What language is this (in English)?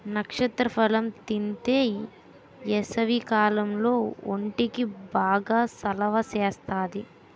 Telugu